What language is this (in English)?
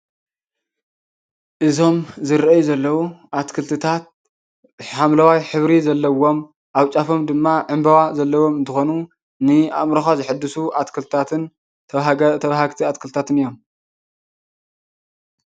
Tigrinya